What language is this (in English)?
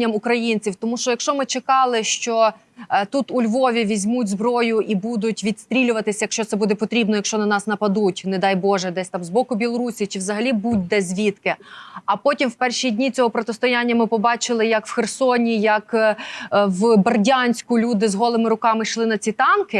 Ukrainian